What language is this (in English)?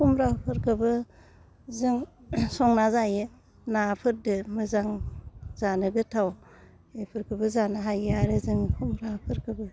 Bodo